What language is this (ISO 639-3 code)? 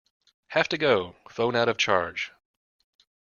eng